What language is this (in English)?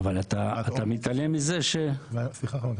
Hebrew